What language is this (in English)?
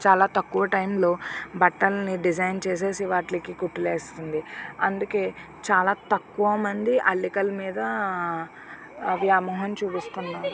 Telugu